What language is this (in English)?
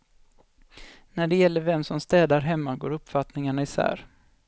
Swedish